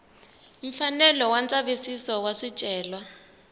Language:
Tsonga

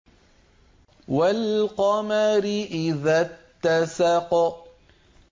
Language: Arabic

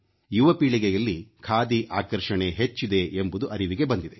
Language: Kannada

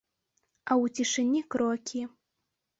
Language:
Belarusian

